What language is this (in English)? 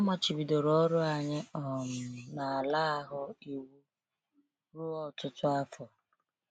Igbo